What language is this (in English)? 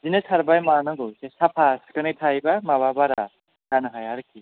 Bodo